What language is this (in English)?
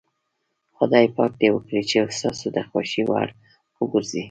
Pashto